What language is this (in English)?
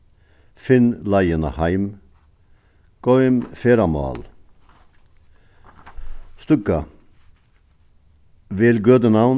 Faroese